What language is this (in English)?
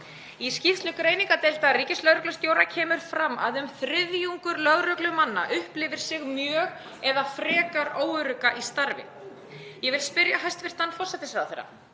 Icelandic